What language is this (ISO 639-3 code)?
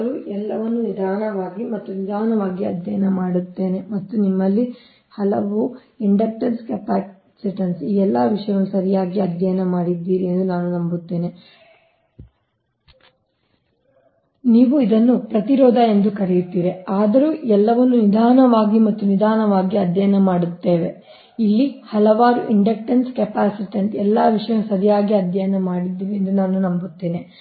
kan